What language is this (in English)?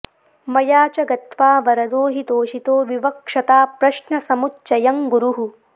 Sanskrit